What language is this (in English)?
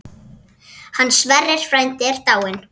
Icelandic